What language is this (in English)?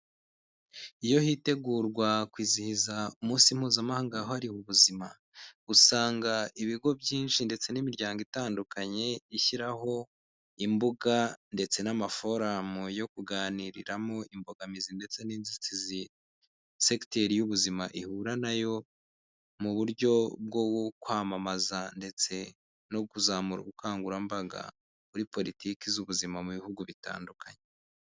Kinyarwanda